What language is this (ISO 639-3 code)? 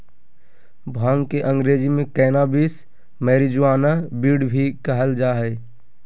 mag